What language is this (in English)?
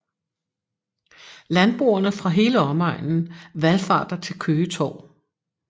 Danish